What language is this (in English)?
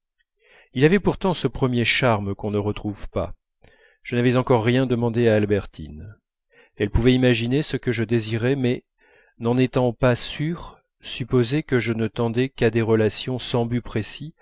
French